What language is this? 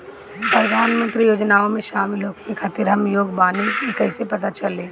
Bhojpuri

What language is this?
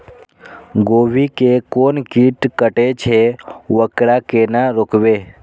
Maithili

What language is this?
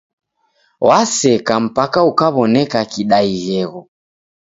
Taita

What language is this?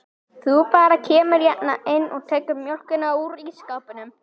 Icelandic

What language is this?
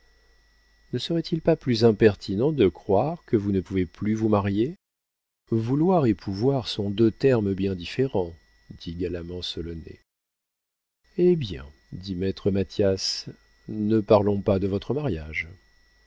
French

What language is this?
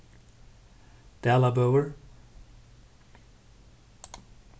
Faroese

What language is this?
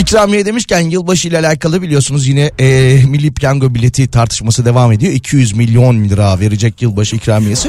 Turkish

